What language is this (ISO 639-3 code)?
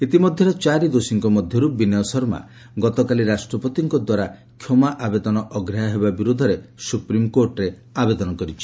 ori